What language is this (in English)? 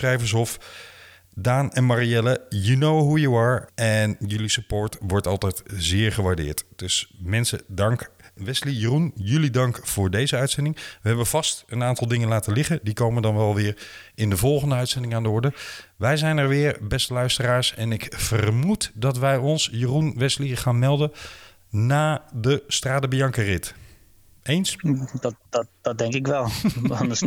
Dutch